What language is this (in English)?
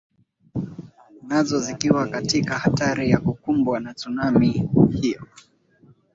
Swahili